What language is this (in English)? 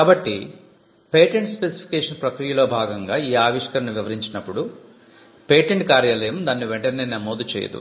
Telugu